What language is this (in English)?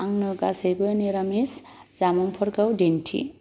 Bodo